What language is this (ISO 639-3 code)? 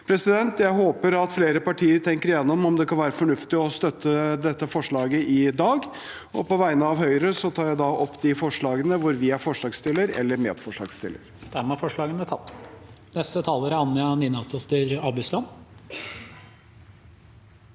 nor